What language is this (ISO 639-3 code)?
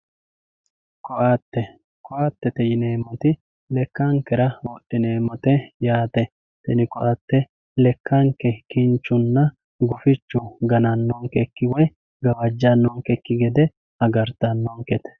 sid